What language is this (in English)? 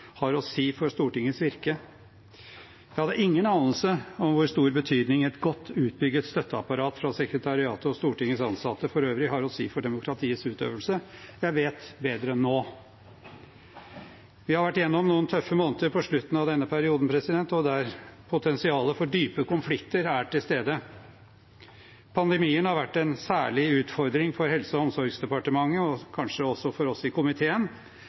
Norwegian Bokmål